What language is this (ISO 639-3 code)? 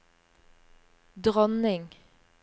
nor